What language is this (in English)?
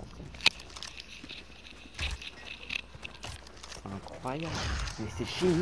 French